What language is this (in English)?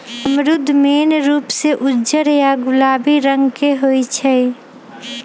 Magahi